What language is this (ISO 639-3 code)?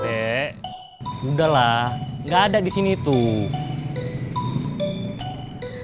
ind